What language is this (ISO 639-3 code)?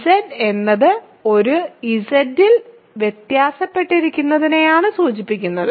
mal